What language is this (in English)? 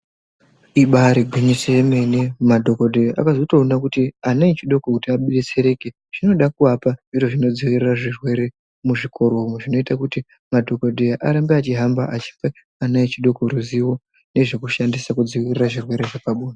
Ndau